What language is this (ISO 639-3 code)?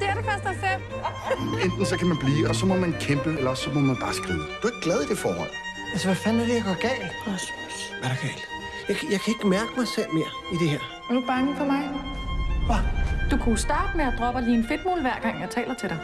dan